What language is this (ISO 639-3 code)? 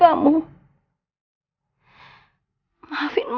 ind